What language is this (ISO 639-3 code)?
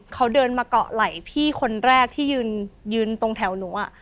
tha